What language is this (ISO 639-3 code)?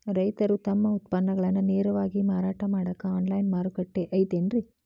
kan